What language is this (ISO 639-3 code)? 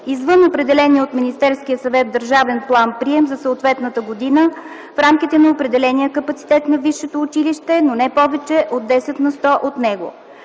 bul